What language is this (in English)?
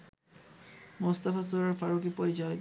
Bangla